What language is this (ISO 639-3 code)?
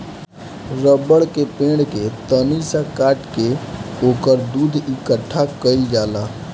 bho